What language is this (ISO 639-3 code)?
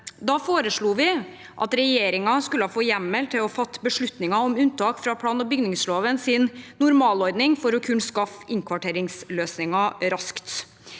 nor